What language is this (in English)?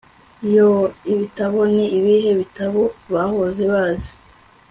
Kinyarwanda